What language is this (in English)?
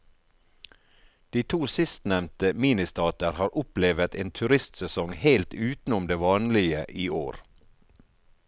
Norwegian